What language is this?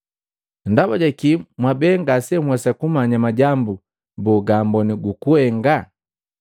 Matengo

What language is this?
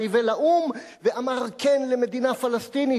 Hebrew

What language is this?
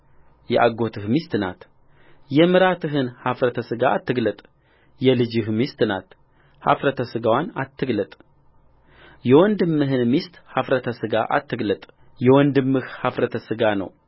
Amharic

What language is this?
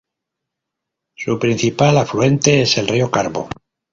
Spanish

